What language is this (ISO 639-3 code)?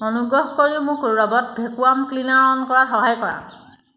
asm